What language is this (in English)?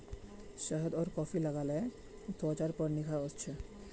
Magahi